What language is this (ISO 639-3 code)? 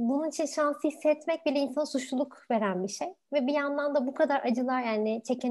tur